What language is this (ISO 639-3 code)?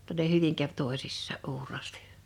fin